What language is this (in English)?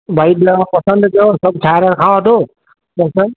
Sindhi